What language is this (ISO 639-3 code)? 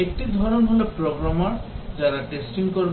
ben